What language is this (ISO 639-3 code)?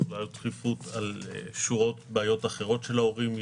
heb